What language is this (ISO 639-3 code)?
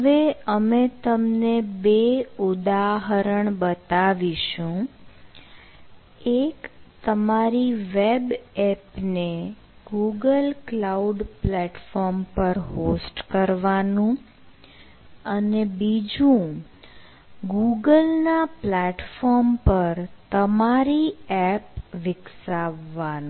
guj